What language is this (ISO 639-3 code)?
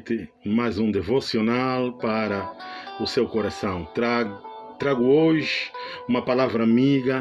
por